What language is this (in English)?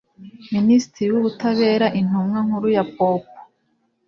Kinyarwanda